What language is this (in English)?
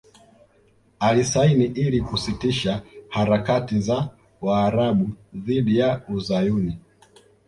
Swahili